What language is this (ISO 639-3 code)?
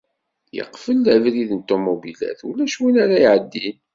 kab